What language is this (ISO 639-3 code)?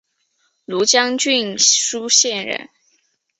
zho